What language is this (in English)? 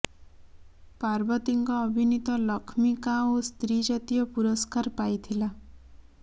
Odia